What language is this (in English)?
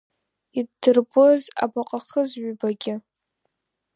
Abkhazian